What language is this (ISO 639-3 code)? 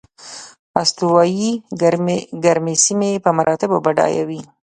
pus